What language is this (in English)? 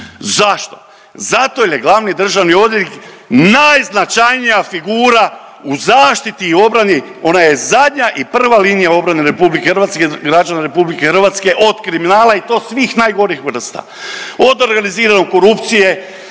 Croatian